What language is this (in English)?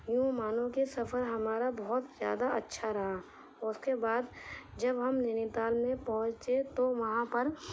Urdu